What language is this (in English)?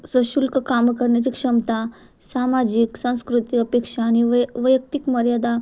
Marathi